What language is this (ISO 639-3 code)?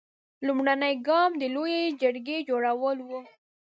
pus